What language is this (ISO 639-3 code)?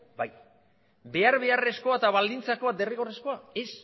eus